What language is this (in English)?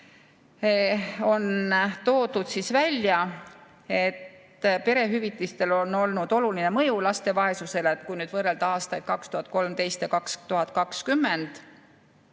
Estonian